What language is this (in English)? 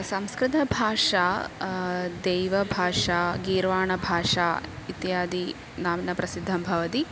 Sanskrit